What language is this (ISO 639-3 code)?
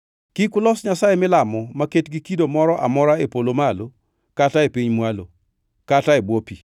luo